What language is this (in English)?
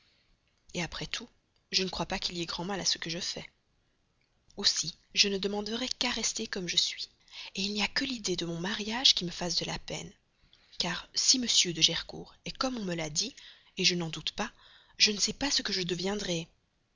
French